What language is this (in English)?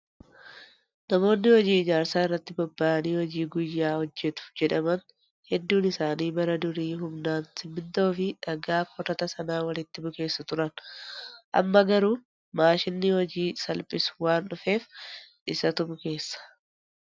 Oromo